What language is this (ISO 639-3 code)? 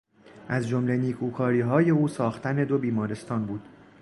fas